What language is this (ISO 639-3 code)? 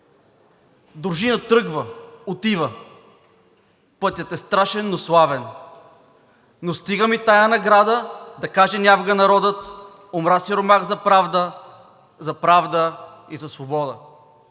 bul